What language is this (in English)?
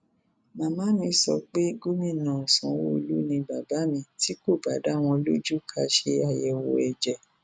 Yoruba